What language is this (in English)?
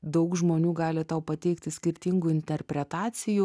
Lithuanian